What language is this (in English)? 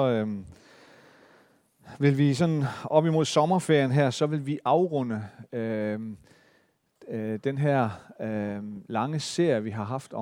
Danish